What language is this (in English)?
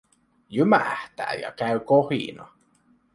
Finnish